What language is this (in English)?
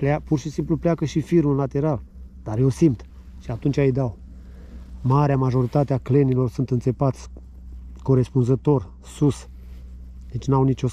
Romanian